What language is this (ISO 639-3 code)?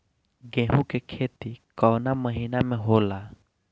bho